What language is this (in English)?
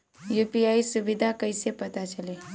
Bhojpuri